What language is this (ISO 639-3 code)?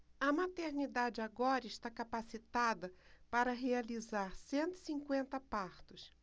por